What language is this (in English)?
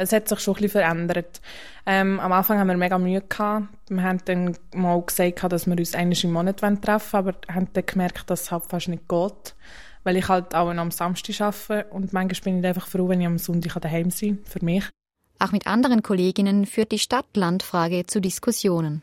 German